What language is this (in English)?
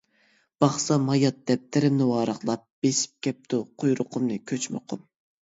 Uyghur